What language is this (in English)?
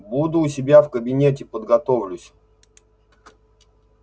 Russian